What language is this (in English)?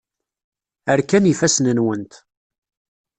Kabyle